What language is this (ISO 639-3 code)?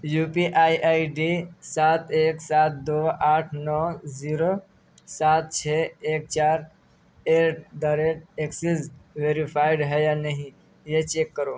urd